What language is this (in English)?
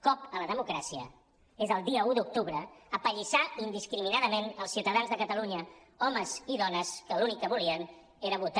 Catalan